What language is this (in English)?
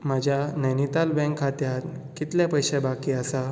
Konkani